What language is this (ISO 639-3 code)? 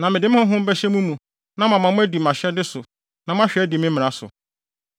aka